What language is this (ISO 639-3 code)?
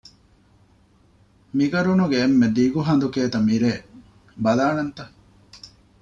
div